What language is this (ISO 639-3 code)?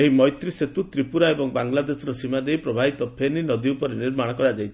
ori